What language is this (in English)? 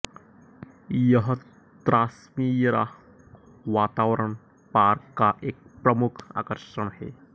Hindi